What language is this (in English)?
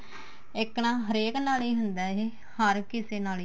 Punjabi